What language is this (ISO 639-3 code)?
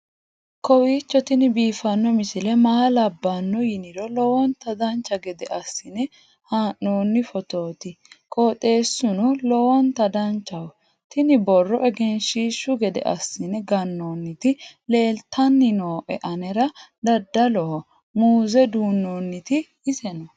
sid